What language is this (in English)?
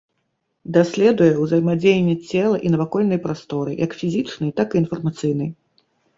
Belarusian